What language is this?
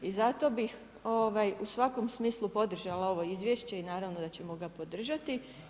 Croatian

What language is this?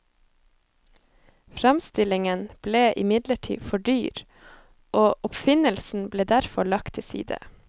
Norwegian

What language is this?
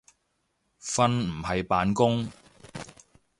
Cantonese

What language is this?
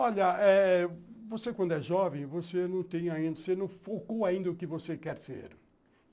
Portuguese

